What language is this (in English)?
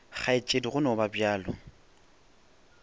Northern Sotho